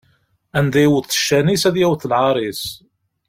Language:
Kabyle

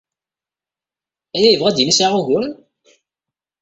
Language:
Kabyle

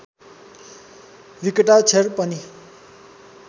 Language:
Nepali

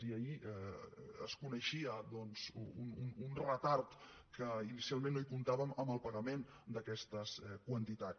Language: Catalan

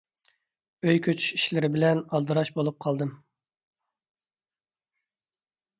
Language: Uyghur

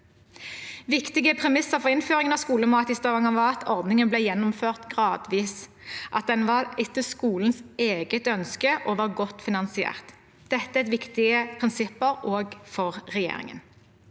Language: Norwegian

